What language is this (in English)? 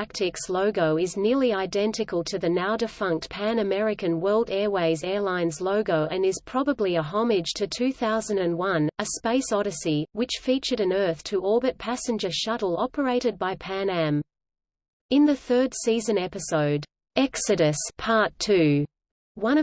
English